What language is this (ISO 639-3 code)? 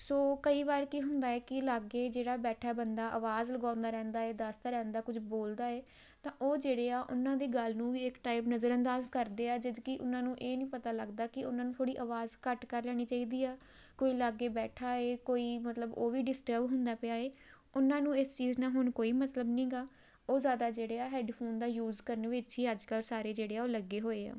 pan